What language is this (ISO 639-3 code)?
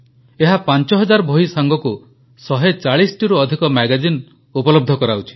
ori